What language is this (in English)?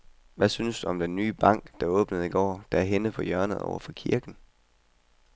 Danish